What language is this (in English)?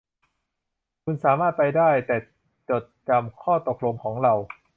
Thai